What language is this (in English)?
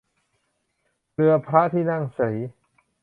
Thai